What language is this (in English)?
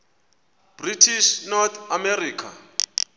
Xhosa